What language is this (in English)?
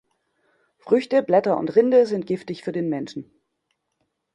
German